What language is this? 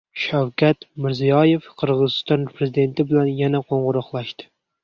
Uzbek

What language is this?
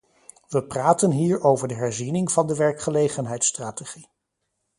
Dutch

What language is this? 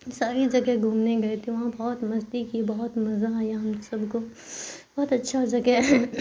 Urdu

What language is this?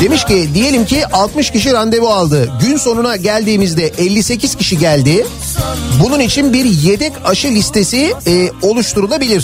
Turkish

